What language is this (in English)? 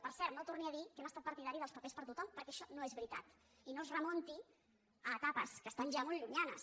Catalan